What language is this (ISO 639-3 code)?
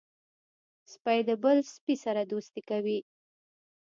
pus